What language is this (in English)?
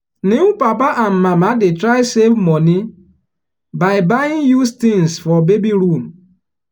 Nigerian Pidgin